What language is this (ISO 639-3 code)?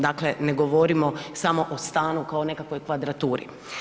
hrv